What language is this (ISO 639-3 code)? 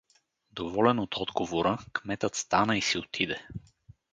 bul